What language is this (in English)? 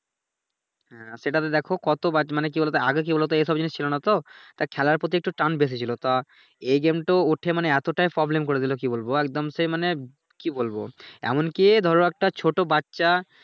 Bangla